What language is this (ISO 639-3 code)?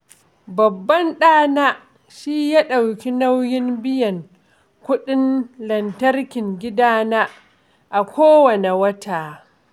hau